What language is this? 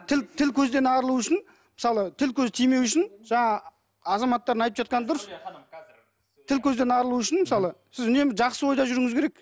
Kazakh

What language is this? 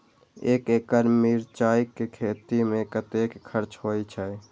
Maithili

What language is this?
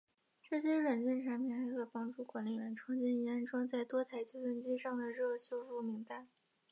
Chinese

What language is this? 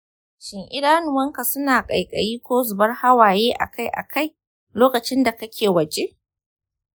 Hausa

